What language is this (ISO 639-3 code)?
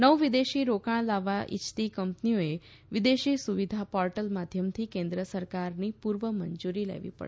guj